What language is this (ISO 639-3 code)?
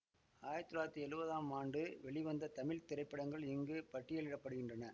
tam